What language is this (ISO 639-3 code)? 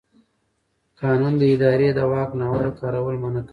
pus